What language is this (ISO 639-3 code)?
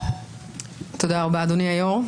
heb